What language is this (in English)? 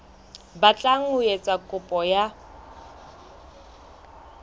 Southern Sotho